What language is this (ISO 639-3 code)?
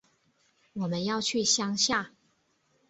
zho